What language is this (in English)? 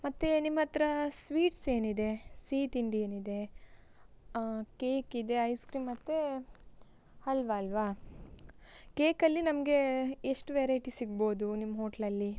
Kannada